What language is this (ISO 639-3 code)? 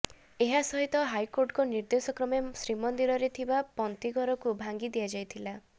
ori